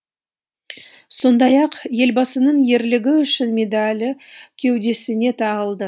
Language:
Kazakh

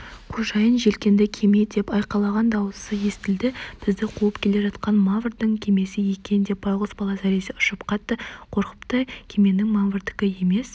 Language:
Kazakh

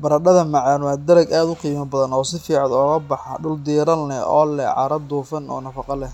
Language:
Somali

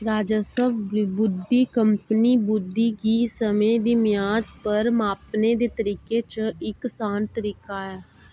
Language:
Dogri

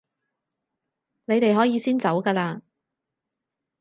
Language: Cantonese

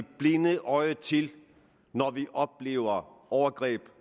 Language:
Danish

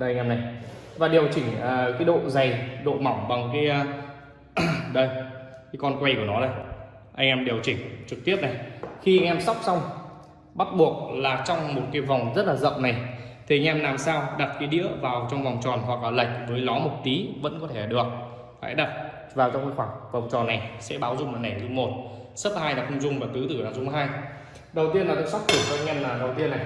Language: Vietnamese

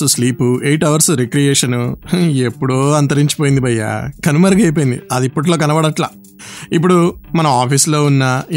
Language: Telugu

